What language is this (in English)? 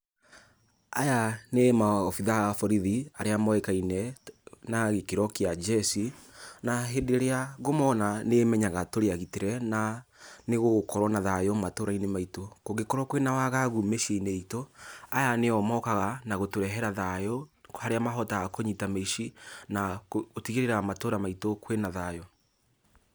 Kikuyu